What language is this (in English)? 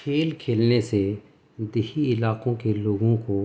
Urdu